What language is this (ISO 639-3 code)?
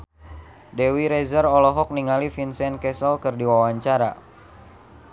sun